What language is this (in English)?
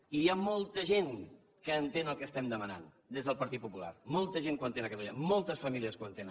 Catalan